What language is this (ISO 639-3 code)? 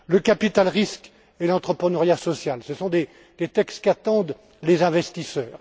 fra